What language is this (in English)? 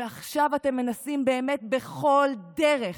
Hebrew